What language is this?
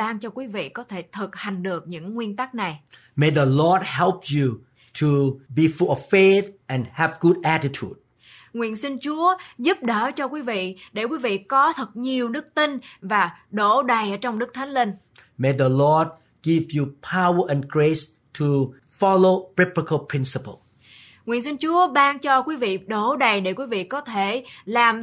Vietnamese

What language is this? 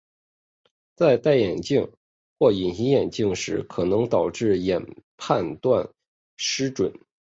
Chinese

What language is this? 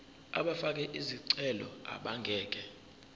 Zulu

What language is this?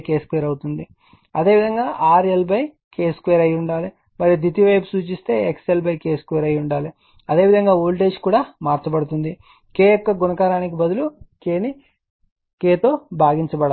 Telugu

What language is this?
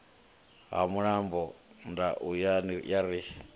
Venda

